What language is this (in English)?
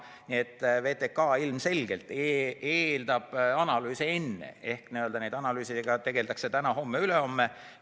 Estonian